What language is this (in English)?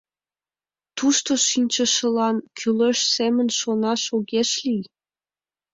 Mari